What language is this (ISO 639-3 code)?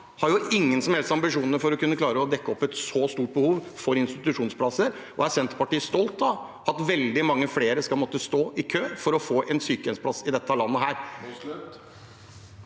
nor